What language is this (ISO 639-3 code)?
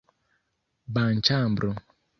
epo